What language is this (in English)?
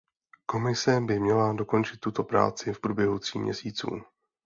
Czech